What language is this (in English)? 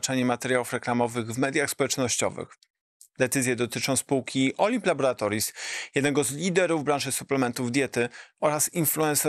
Polish